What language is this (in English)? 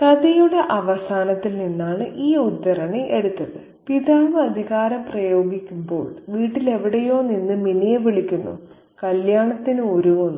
Malayalam